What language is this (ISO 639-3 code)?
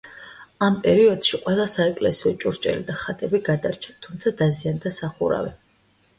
kat